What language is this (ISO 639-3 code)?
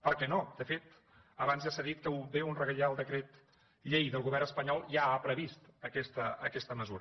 cat